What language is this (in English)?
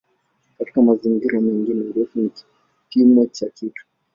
Swahili